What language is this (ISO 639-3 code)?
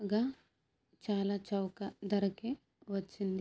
tel